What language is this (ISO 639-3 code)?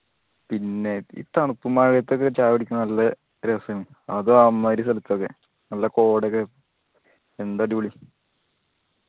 mal